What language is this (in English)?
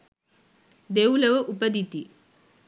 Sinhala